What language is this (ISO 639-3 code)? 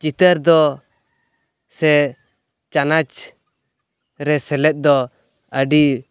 sat